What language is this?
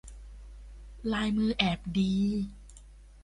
Thai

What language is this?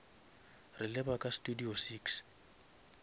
Northern Sotho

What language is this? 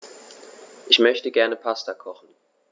German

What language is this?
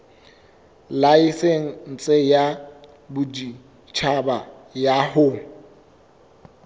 Southern Sotho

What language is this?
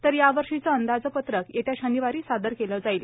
Marathi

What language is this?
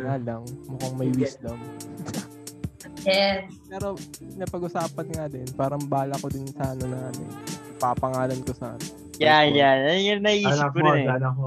Filipino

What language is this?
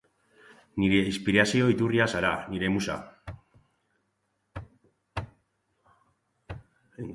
Basque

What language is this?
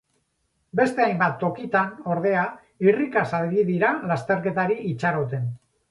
Basque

